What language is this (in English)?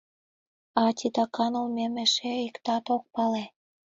Mari